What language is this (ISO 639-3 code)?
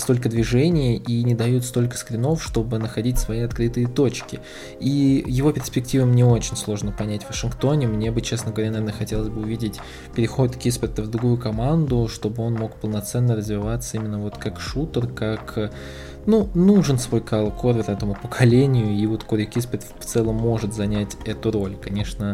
rus